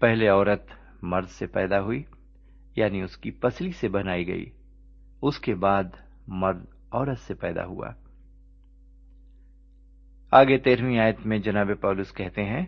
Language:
Urdu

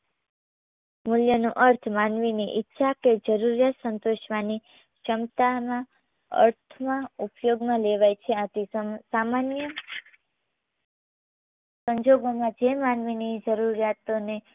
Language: Gujarati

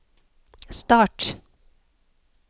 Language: Norwegian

